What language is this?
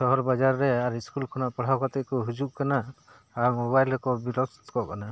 Santali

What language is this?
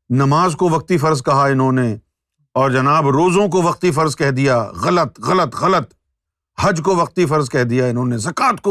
Urdu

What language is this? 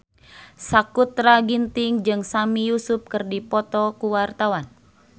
Sundanese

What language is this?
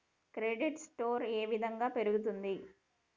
Telugu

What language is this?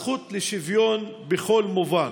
Hebrew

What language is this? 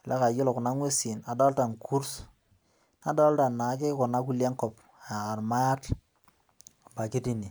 Masai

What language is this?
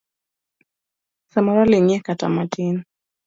Luo (Kenya and Tanzania)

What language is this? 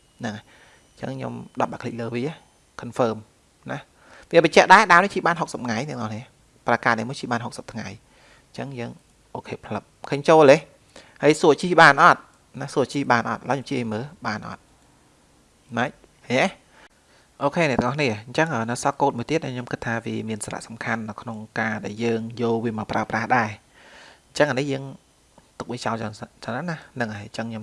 Vietnamese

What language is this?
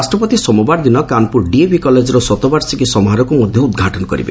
Odia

